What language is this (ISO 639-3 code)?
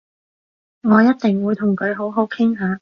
yue